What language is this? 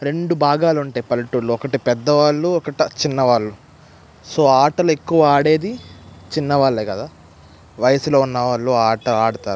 Telugu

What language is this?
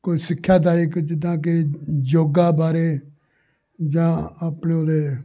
Punjabi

